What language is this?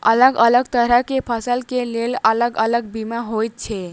Maithili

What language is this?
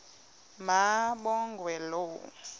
Xhosa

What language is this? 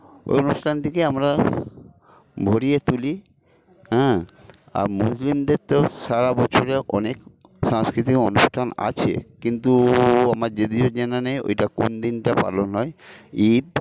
Bangla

